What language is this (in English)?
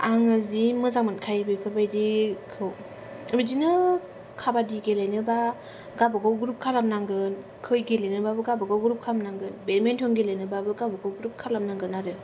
Bodo